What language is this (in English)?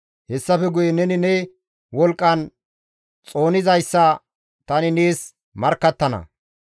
Gamo